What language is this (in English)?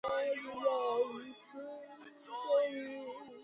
Georgian